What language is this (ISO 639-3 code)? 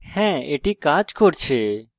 ben